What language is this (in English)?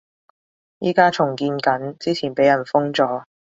Cantonese